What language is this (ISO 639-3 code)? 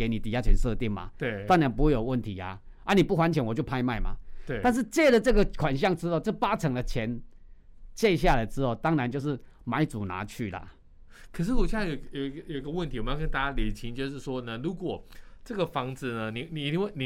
zho